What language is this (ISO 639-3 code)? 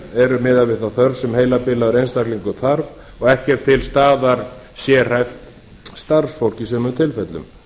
isl